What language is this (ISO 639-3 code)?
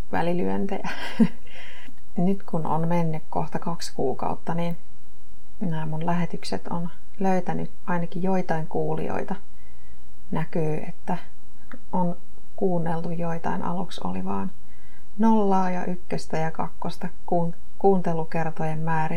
fin